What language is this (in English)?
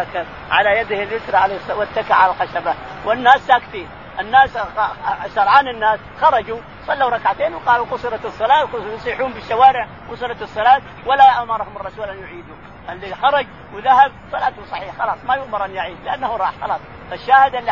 Arabic